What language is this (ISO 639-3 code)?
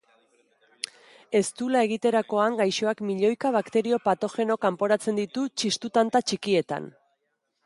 eus